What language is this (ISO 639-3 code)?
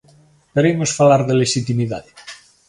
glg